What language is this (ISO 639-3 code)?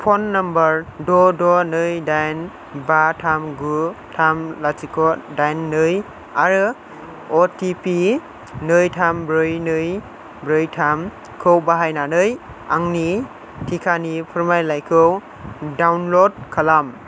brx